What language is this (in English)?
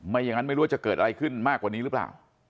Thai